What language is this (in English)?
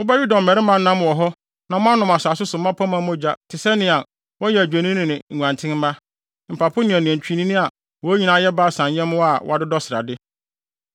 Akan